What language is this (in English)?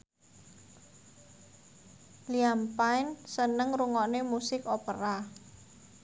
Javanese